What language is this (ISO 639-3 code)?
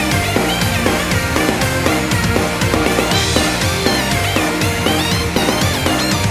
kor